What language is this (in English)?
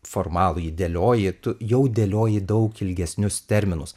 Lithuanian